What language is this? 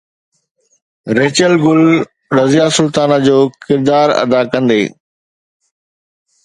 Sindhi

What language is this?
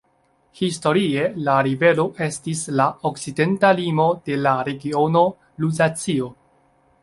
Esperanto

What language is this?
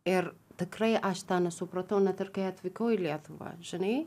Lithuanian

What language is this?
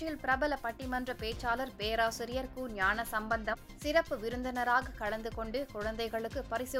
Tamil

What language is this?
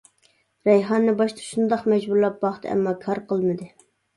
Uyghur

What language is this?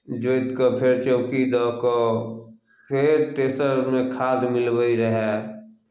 Maithili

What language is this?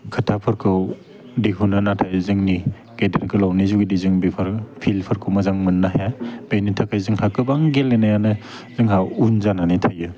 Bodo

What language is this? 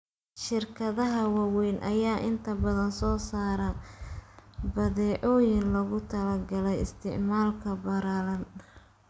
Somali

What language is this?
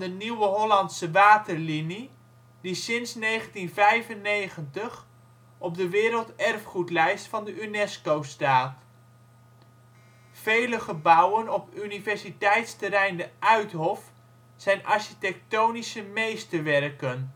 Dutch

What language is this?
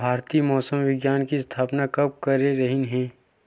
Chhattisgarhi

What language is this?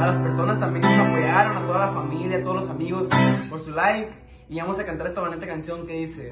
Spanish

